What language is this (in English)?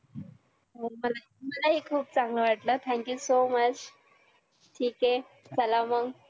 Marathi